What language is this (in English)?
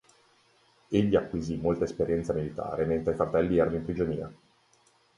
Italian